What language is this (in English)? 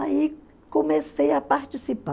Portuguese